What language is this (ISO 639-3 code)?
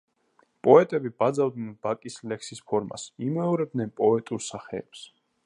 kat